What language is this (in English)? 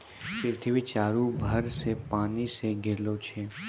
Maithili